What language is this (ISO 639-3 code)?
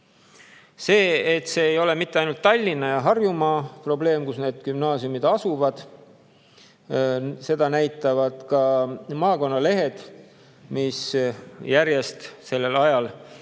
est